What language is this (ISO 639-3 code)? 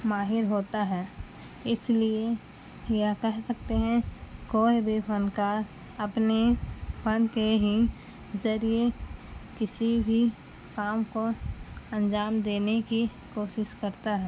urd